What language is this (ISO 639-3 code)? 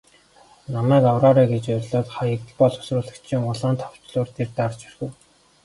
mon